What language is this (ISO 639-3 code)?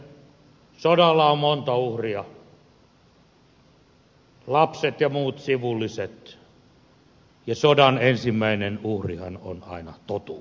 fin